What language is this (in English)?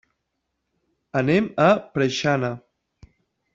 Catalan